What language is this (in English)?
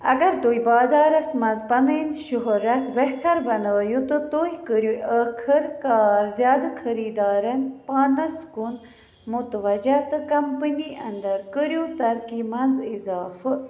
Kashmiri